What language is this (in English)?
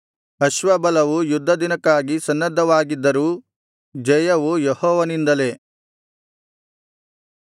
Kannada